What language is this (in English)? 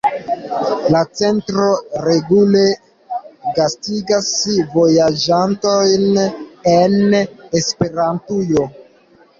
Esperanto